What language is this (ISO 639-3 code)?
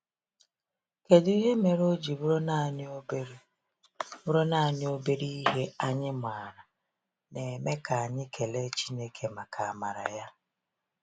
ibo